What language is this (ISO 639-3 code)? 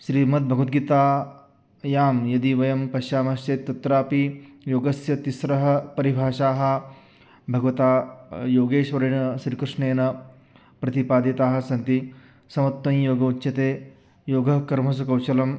san